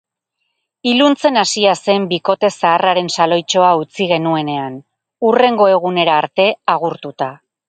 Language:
Basque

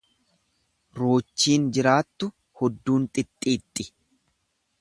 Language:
Oromo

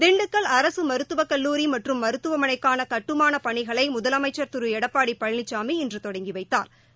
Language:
Tamil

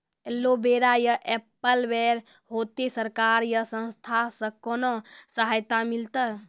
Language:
Maithili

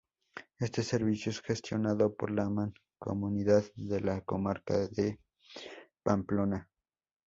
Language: Spanish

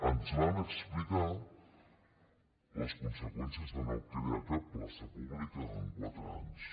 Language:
Catalan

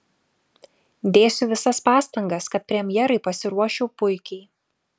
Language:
Lithuanian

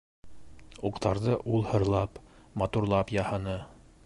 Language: Bashkir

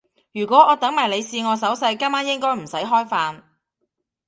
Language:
Cantonese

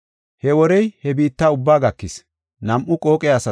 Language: Gofa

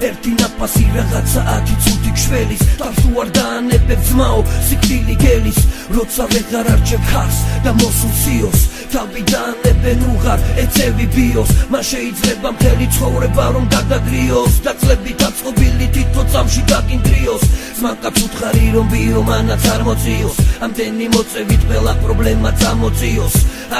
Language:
Korean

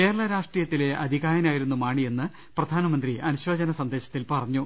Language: Malayalam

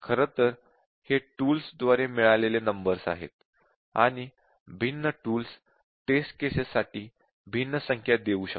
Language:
Marathi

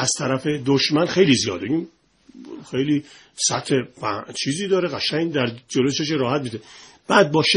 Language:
Persian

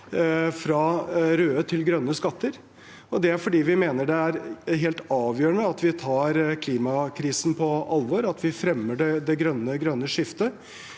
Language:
Norwegian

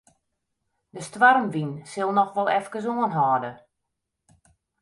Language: Western Frisian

